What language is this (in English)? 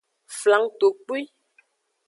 Aja (Benin)